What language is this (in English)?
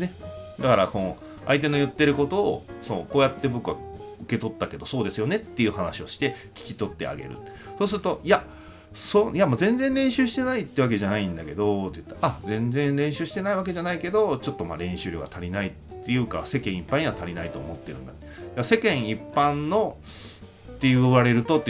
Japanese